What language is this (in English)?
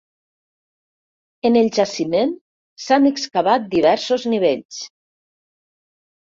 Catalan